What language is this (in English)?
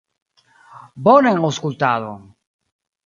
Esperanto